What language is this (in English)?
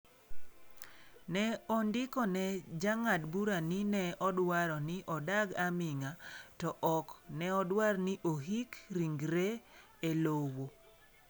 Luo (Kenya and Tanzania)